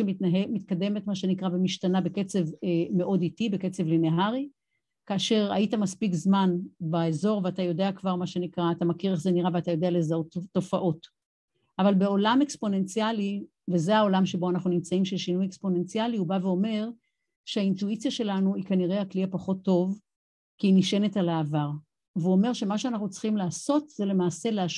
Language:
Hebrew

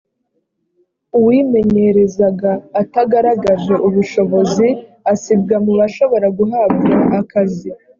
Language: Kinyarwanda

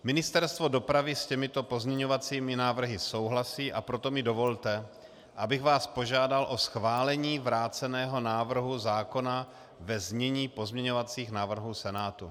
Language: Czech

